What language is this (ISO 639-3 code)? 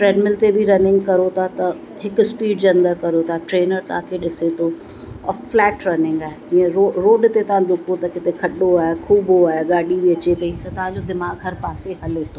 snd